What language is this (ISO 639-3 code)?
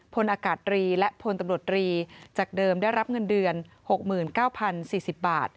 tha